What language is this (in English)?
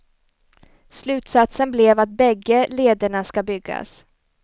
Swedish